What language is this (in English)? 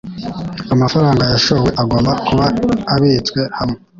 Kinyarwanda